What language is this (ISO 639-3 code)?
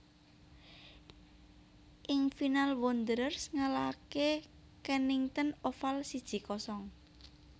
jav